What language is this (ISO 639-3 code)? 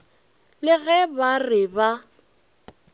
nso